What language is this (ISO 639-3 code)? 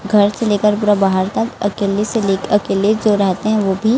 hin